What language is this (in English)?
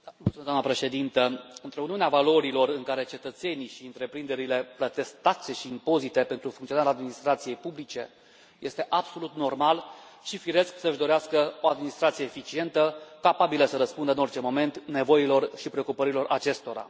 Romanian